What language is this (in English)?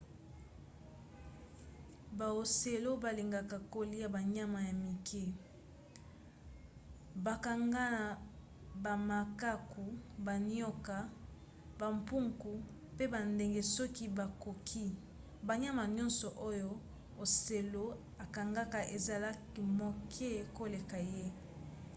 Lingala